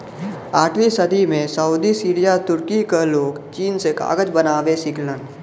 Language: Bhojpuri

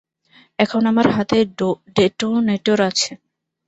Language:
Bangla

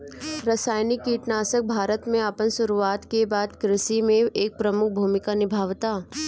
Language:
Bhojpuri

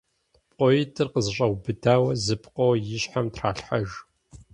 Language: Kabardian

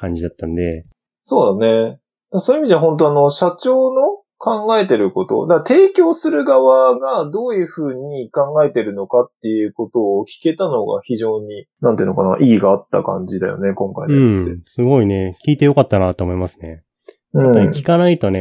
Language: Japanese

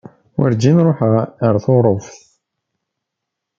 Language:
Kabyle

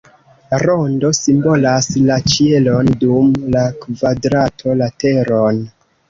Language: Esperanto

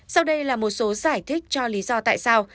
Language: Vietnamese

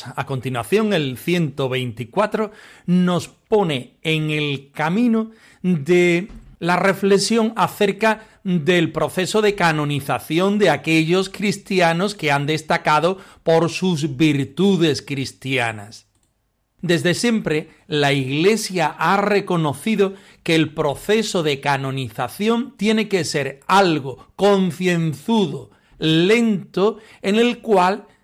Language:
Spanish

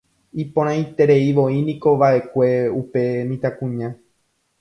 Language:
Guarani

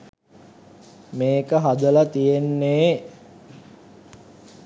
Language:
Sinhala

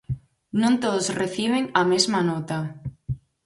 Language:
Galician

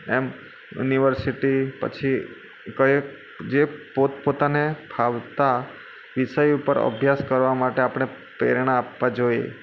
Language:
Gujarati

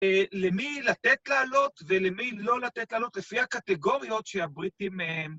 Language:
Hebrew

